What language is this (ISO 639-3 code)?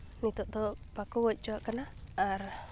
sat